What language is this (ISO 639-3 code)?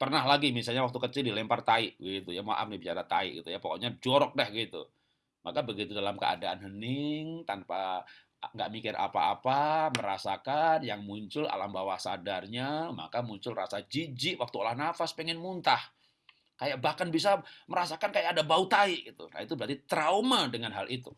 ind